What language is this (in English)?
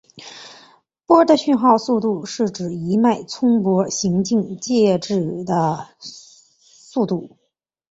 Chinese